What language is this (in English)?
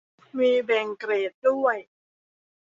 Thai